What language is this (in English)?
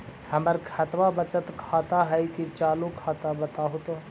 Magahi